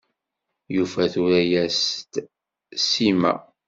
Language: Kabyle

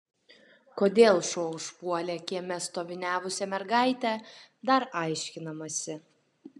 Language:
Lithuanian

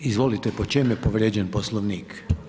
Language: Croatian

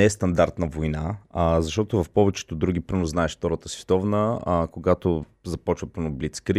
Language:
Bulgarian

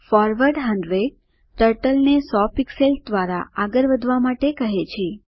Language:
Gujarati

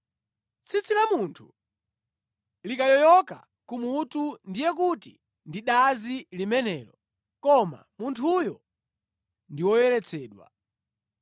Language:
Nyanja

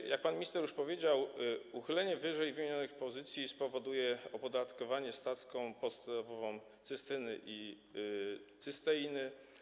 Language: Polish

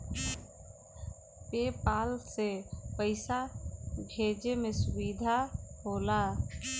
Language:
Bhojpuri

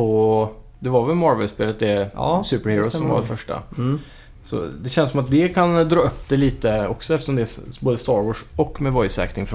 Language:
Swedish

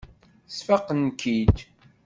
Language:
Kabyle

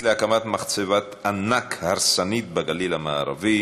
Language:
Hebrew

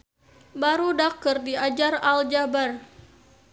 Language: Sundanese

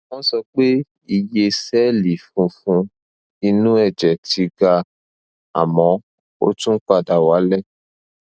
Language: Yoruba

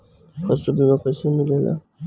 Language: Bhojpuri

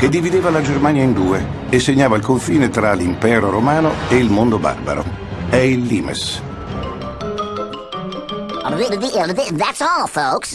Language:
Italian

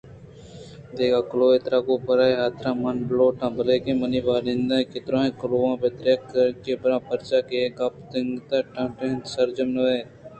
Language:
Eastern Balochi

